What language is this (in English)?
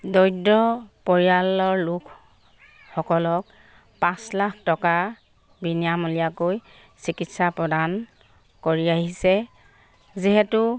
Assamese